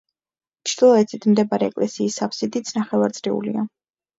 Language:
Georgian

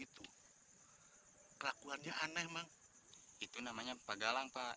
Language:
Indonesian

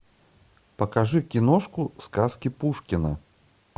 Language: Russian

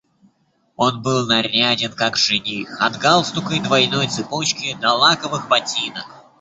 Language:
Russian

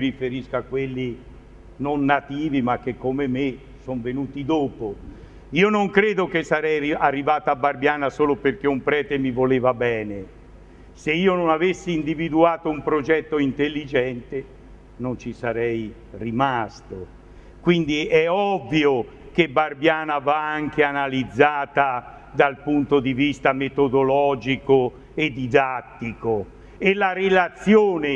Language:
Italian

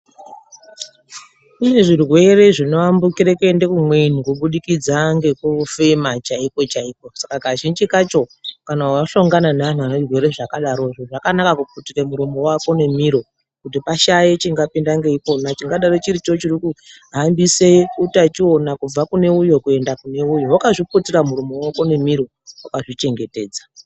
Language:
Ndau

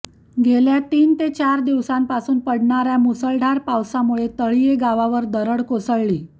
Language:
Marathi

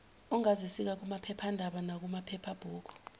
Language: Zulu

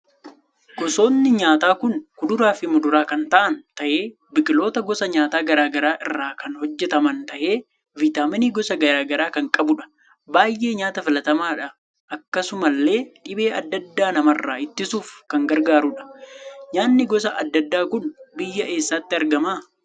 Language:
Oromo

